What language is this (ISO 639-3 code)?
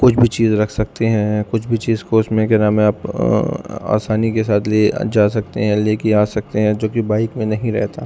urd